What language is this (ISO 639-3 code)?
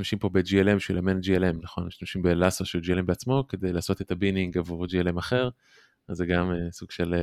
heb